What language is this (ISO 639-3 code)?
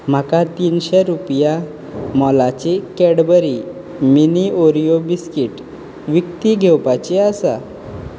kok